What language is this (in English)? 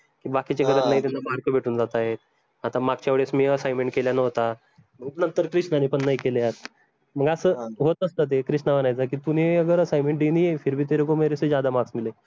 Marathi